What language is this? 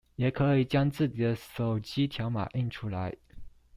Chinese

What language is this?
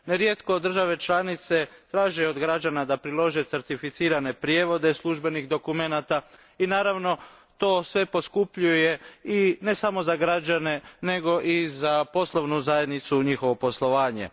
Croatian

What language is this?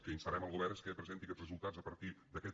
Catalan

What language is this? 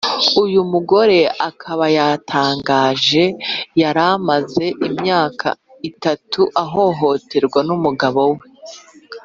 Kinyarwanda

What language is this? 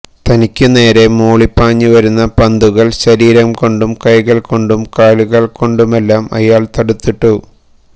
Malayalam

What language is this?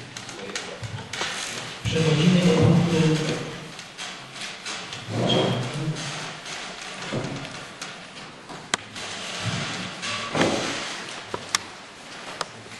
Polish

